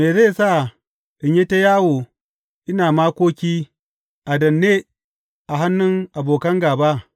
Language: Hausa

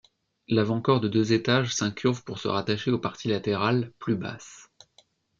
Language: French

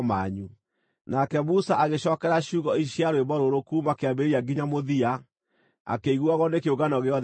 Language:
Kikuyu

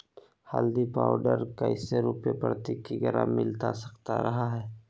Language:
Magahi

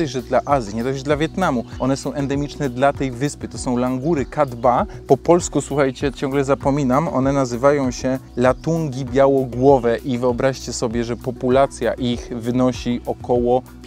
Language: Polish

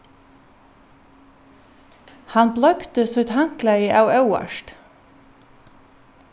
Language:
Faroese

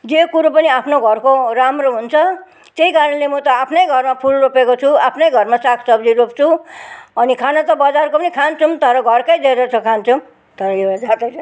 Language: Nepali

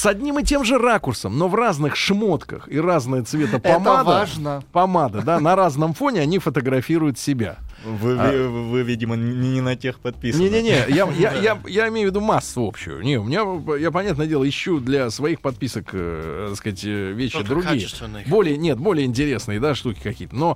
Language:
Russian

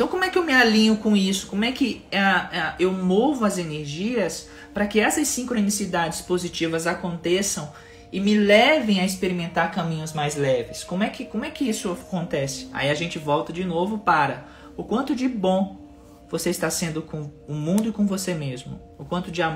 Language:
Portuguese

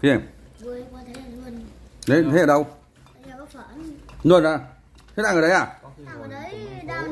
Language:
Vietnamese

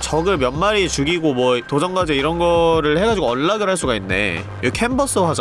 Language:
Korean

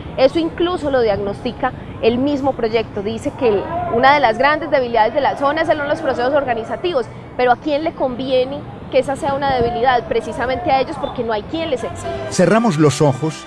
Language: Spanish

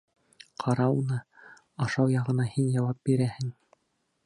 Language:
Bashkir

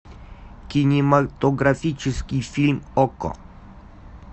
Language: Russian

